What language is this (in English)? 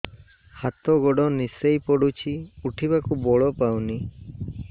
Odia